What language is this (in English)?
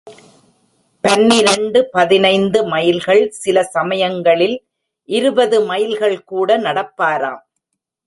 Tamil